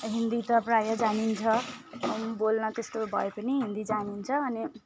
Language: Nepali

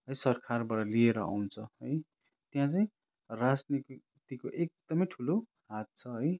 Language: Nepali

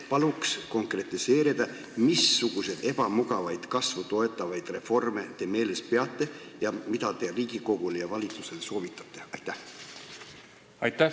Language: Estonian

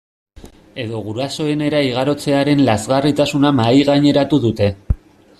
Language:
Basque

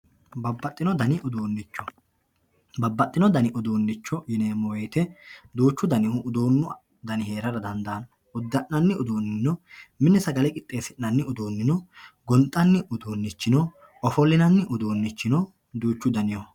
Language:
Sidamo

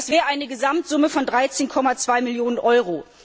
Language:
German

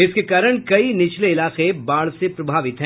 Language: Hindi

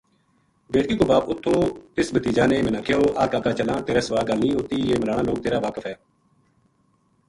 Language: Gujari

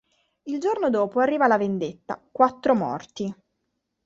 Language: Italian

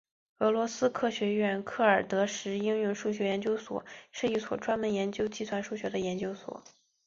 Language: Chinese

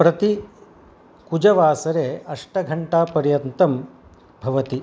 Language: Sanskrit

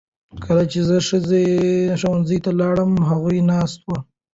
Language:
Pashto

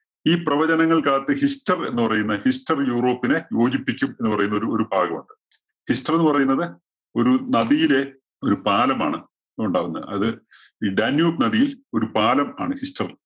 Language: Malayalam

